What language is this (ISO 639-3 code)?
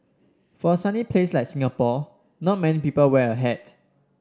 eng